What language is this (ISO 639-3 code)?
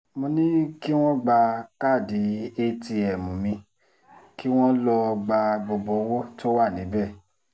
yor